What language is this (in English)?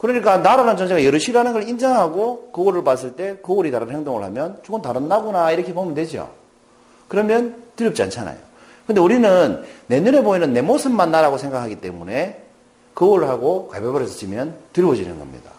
Korean